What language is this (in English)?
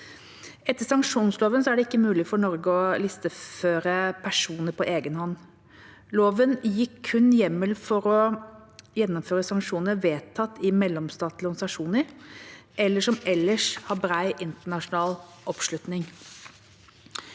Norwegian